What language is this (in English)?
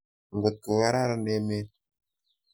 Kalenjin